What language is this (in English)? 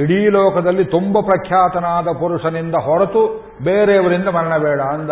Kannada